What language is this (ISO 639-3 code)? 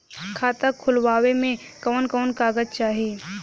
bho